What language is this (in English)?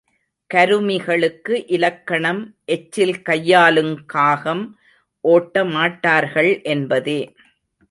Tamil